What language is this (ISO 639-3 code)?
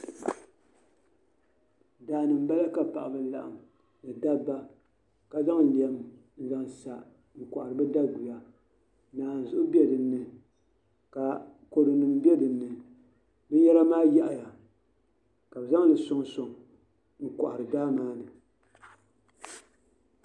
dag